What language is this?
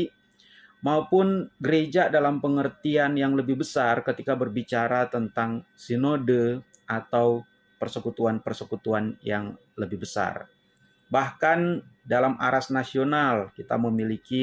Indonesian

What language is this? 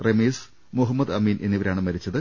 Malayalam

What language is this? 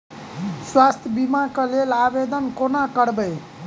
Maithili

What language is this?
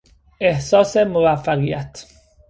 Persian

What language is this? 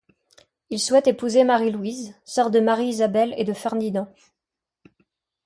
French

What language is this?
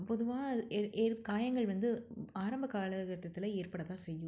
Tamil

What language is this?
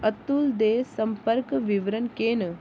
Dogri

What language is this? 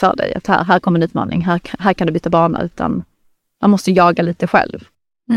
Swedish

